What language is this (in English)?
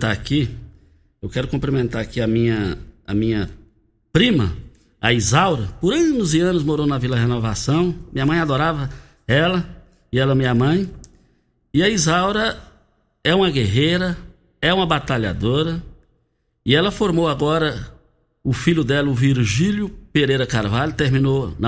Portuguese